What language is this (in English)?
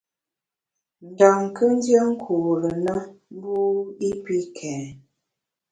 Bamun